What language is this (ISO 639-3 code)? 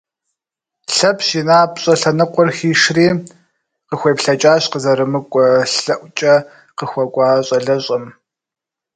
kbd